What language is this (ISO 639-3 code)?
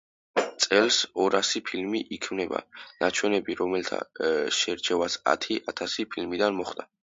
kat